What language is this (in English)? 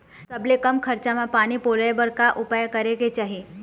Chhattisgarhi